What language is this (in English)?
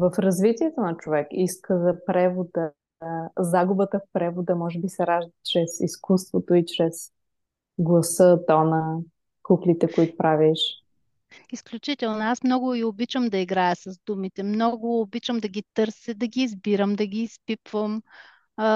Bulgarian